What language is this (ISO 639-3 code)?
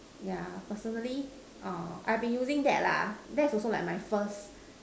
eng